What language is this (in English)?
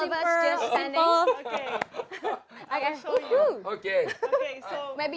Indonesian